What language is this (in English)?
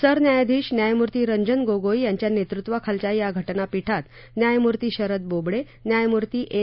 Marathi